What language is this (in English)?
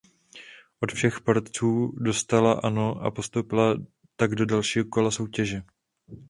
Czech